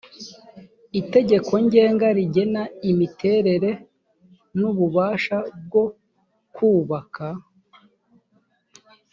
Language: Kinyarwanda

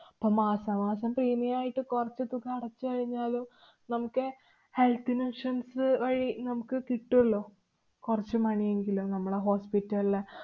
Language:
Malayalam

